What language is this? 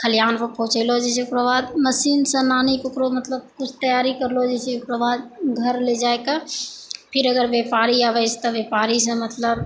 Maithili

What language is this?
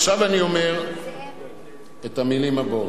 Hebrew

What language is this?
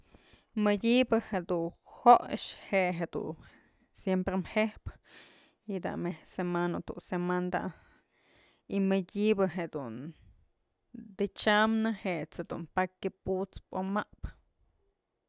Mazatlán Mixe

